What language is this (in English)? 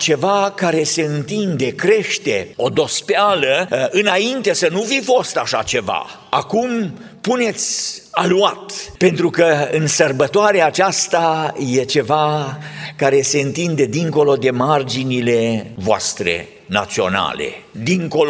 Romanian